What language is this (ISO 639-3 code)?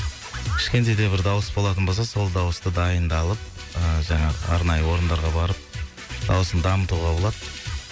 kaz